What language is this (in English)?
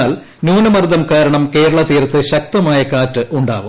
Malayalam